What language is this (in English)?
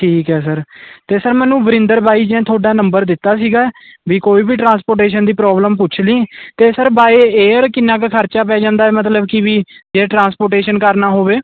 Punjabi